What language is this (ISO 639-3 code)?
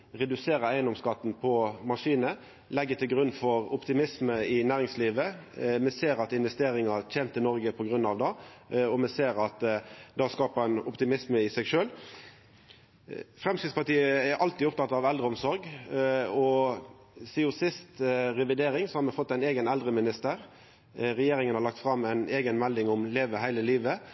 nno